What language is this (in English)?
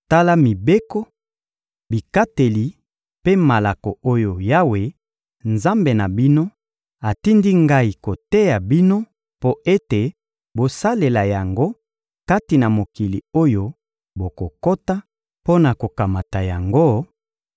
Lingala